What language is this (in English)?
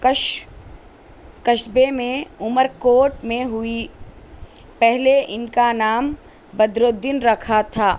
Urdu